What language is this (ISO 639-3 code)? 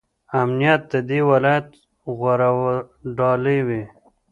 pus